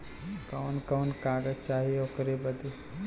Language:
Bhojpuri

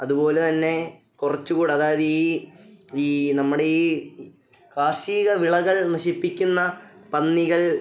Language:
Malayalam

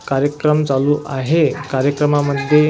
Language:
Marathi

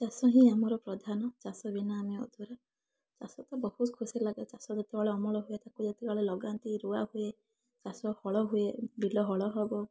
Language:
Odia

